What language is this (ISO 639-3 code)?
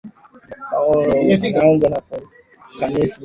swa